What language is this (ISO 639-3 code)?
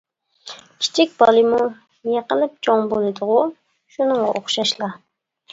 uig